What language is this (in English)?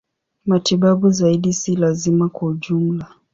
Swahili